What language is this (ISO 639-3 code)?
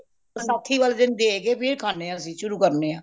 pan